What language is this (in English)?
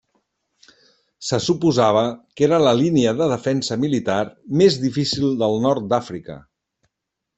Catalan